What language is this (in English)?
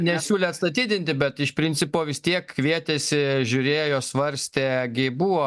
Lithuanian